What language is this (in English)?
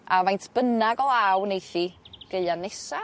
Welsh